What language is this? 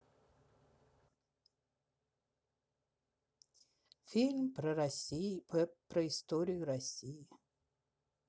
Russian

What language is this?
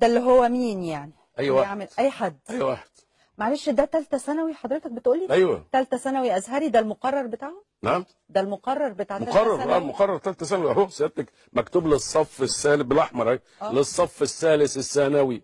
Arabic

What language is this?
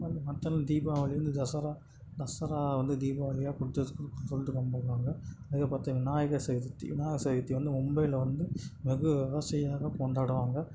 Tamil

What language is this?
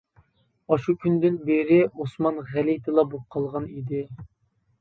Uyghur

